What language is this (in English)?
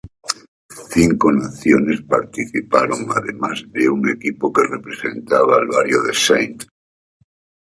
Spanish